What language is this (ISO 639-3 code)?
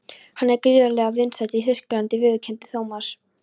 isl